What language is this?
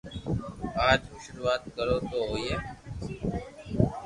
Loarki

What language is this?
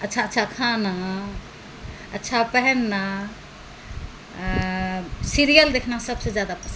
Maithili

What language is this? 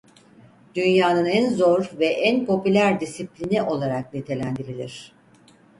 Turkish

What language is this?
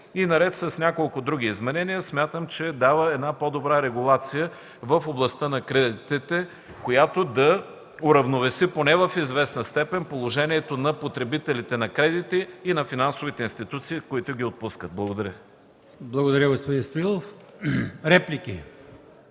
Bulgarian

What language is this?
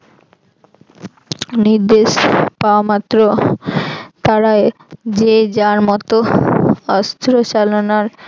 Bangla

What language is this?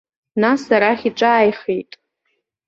Abkhazian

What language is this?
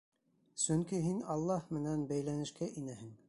Bashkir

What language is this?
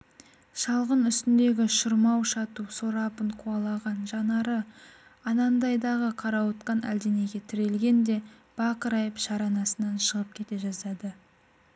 Kazakh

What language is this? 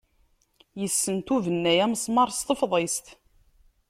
Kabyle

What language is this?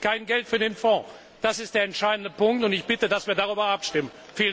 German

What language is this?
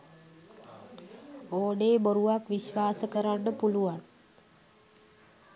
Sinhala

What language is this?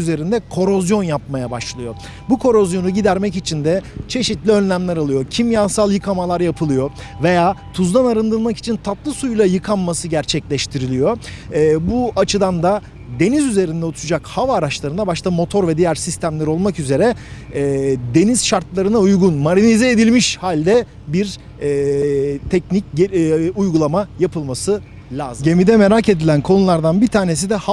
Turkish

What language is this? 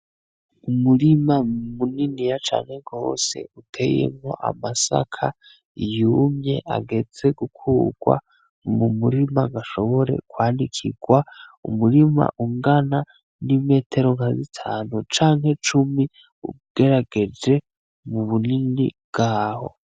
Rundi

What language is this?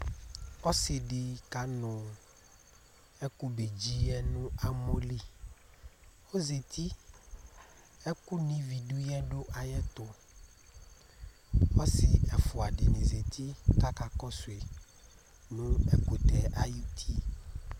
Ikposo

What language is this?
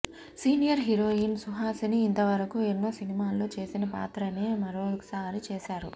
Telugu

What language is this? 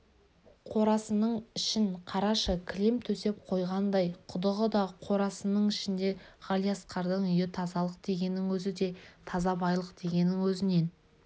Kazakh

